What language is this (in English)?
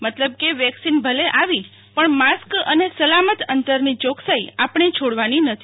Gujarati